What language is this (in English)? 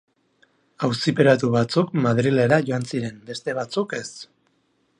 Basque